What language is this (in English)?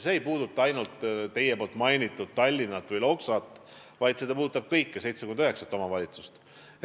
Estonian